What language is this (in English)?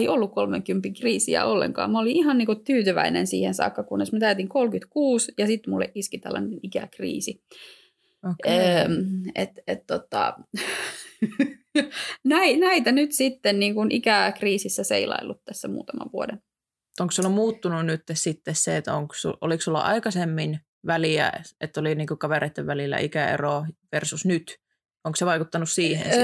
Finnish